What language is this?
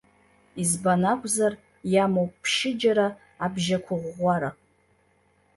Abkhazian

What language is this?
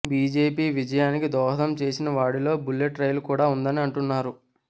Telugu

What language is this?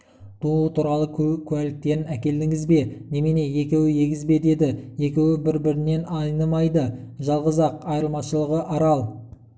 Kazakh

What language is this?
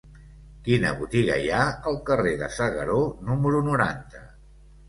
Catalan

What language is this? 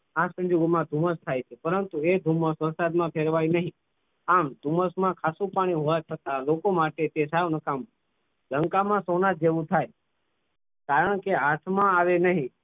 Gujarati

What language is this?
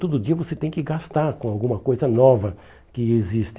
Portuguese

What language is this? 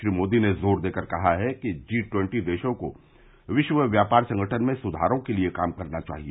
Hindi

